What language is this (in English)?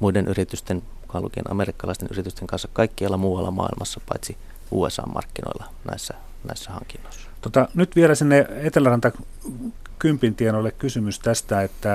Finnish